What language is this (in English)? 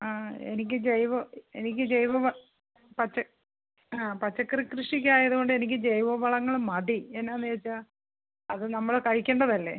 Malayalam